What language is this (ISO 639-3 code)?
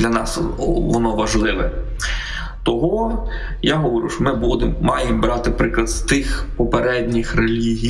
ukr